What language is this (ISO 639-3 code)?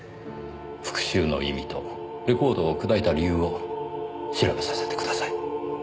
jpn